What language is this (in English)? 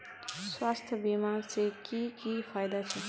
Magahi